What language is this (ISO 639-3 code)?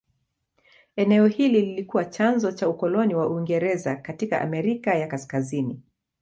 swa